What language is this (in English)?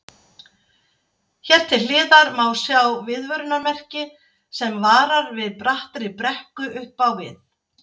Icelandic